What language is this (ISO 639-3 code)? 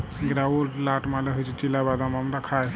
ben